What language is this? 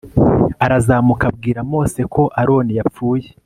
Kinyarwanda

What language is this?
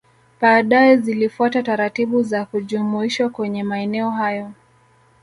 Swahili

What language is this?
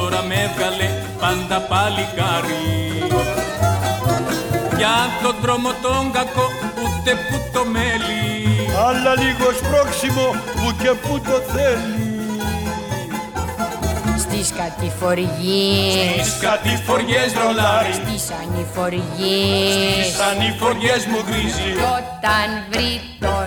Greek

